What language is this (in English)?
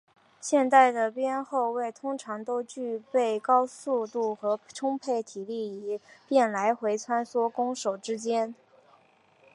Chinese